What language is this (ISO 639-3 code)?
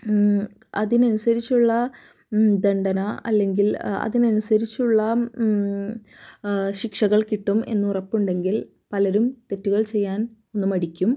mal